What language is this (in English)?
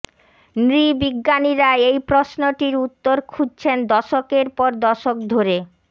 Bangla